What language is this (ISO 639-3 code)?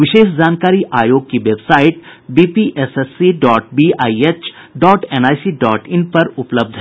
hin